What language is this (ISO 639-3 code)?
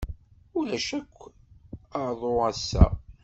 kab